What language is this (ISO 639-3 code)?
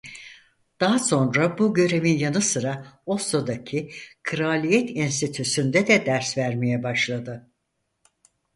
tur